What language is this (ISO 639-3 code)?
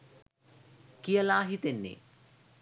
sin